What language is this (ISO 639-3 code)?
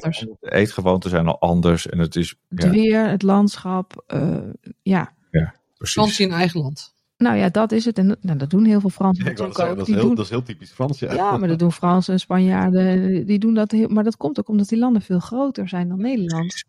nld